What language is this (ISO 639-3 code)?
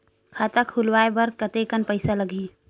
hne